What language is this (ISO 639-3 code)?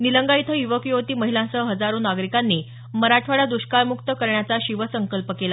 mar